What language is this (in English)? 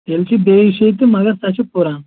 Kashmiri